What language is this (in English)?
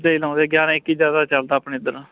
Punjabi